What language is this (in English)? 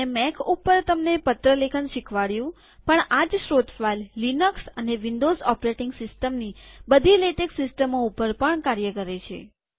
Gujarati